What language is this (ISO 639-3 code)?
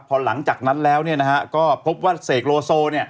tha